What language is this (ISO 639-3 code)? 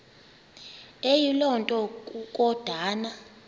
xho